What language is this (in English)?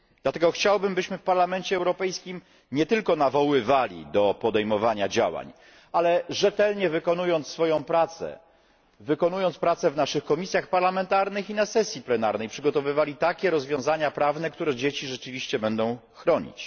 Polish